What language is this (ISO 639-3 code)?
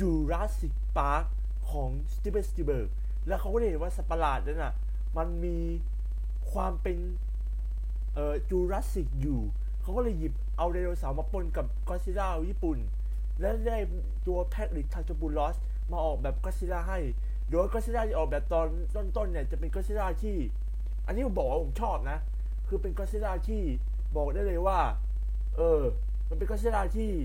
tha